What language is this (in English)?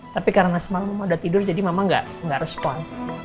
Indonesian